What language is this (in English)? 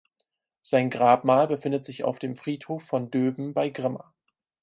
German